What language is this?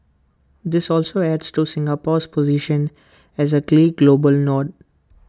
English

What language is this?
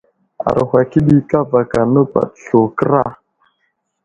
Wuzlam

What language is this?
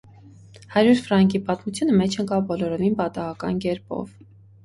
Armenian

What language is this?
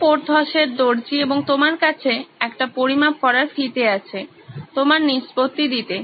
Bangla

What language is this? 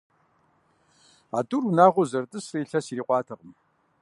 Kabardian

